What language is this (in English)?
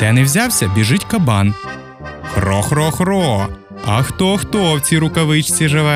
Ukrainian